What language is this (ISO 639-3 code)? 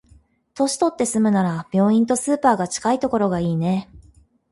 jpn